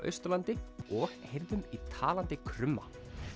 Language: Icelandic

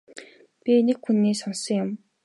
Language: Mongolian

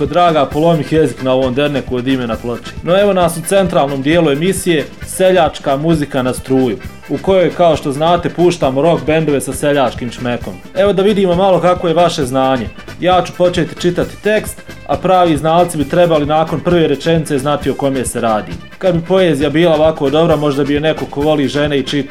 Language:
Croatian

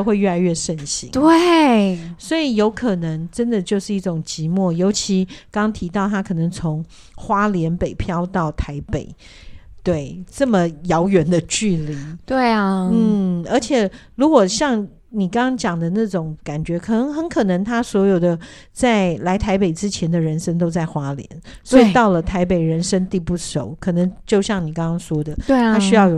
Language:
Chinese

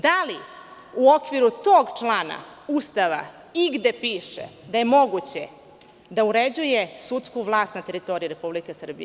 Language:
Serbian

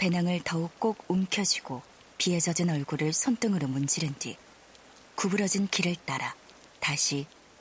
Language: Korean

